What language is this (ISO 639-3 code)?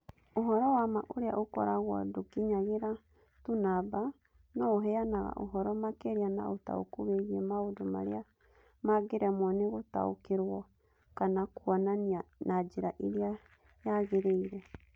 kik